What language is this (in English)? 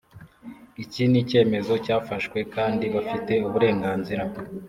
Kinyarwanda